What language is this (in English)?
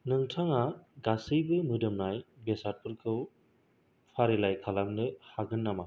Bodo